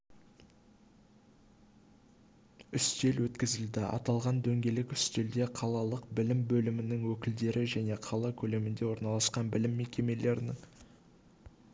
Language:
Kazakh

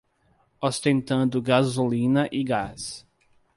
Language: Portuguese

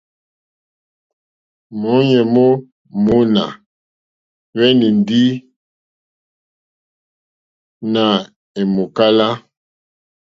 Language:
Mokpwe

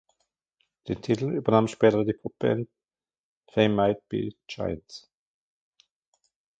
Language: German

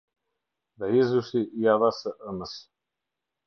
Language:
Albanian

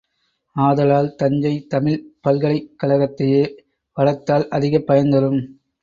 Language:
Tamil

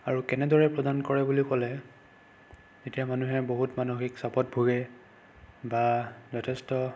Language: Assamese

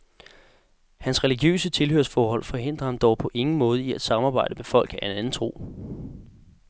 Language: Danish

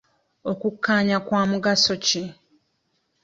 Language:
Ganda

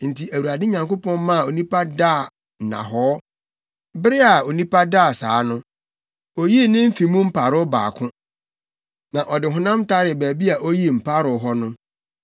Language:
Akan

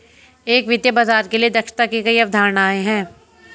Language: Hindi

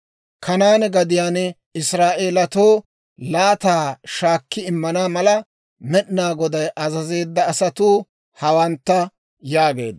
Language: Dawro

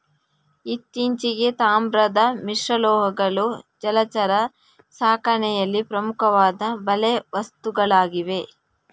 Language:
Kannada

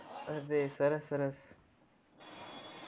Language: Gujarati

